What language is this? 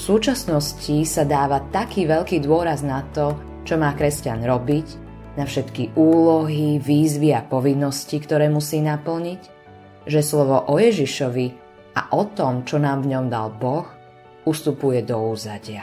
Slovak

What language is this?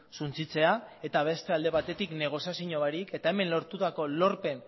Basque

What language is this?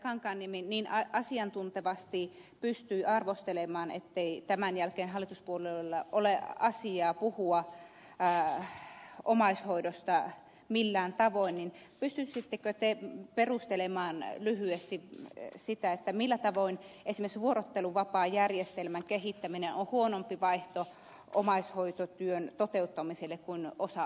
Finnish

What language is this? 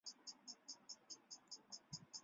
Chinese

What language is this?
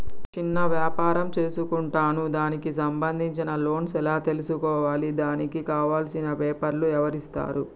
Telugu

